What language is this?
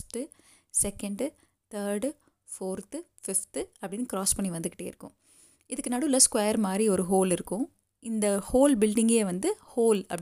Tamil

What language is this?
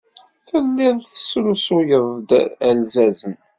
Kabyle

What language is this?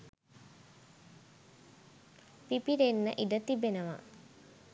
Sinhala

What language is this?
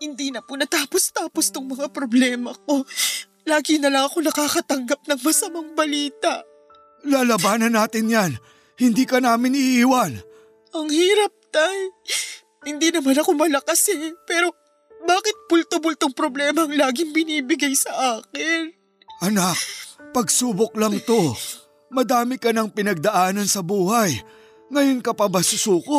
Filipino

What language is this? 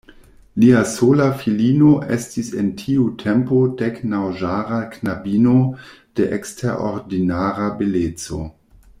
Esperanto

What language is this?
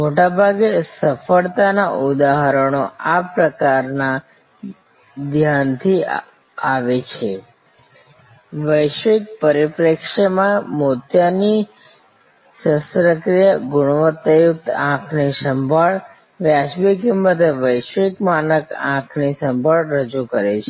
Gujarati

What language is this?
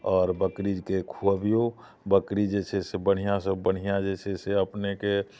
Maithili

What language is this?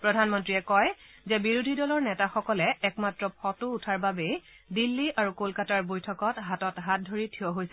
Assamese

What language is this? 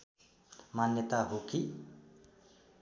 Nepali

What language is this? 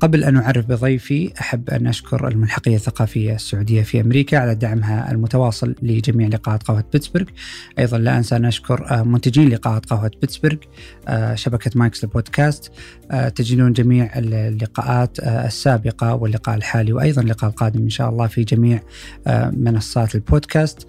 Arabic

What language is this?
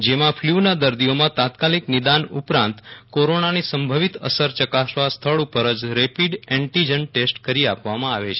Gujarati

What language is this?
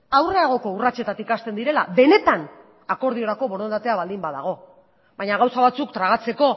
Basque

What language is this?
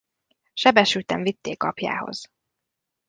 Hungarian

